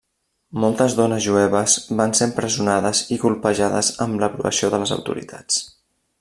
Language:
Catalan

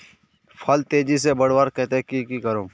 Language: Magahi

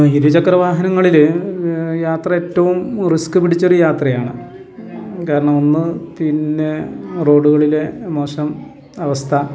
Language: Malayalam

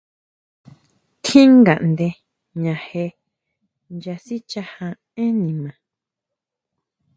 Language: Huautla Mazatec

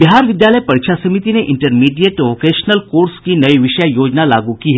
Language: Hindi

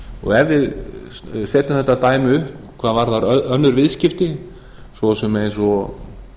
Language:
Icelandic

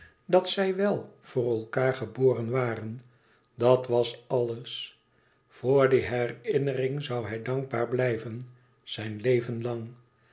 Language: Dutch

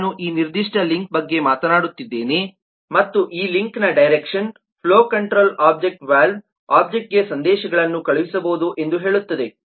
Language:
Kannada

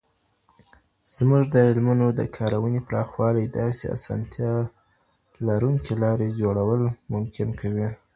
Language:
Pashto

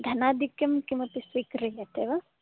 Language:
Sanskrit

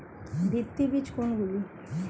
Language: Bangla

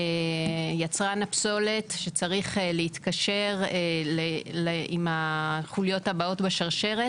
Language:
Hebrew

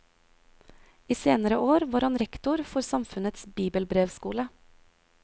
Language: Norwegian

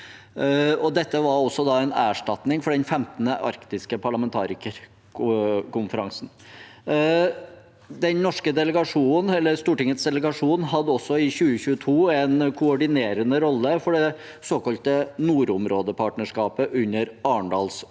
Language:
Norwegian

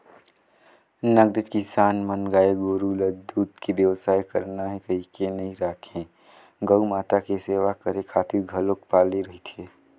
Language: Chhattisgarhi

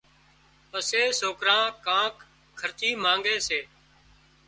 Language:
Wadiyara Koli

